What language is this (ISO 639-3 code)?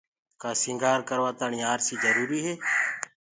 ggg